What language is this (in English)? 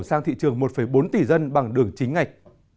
Vietnamese